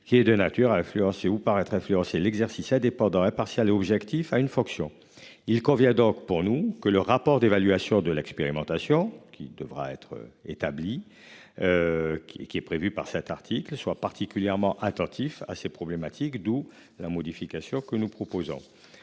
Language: French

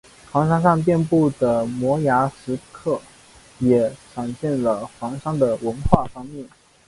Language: Chinese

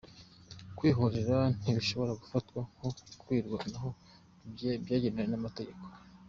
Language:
Kinyarwanda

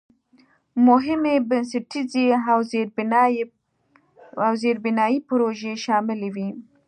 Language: Pashto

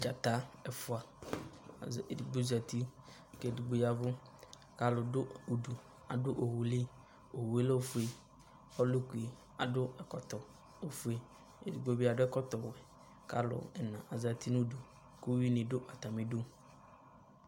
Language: Ikposo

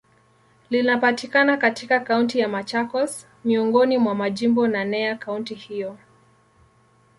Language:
Swahili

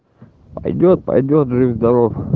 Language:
Russian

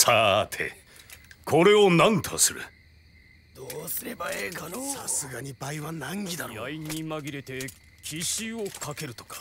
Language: Japanese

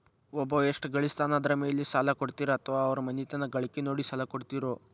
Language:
Kannada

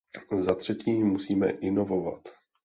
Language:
Czech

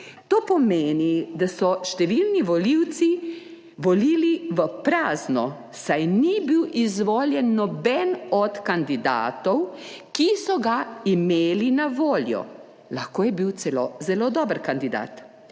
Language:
Slovenian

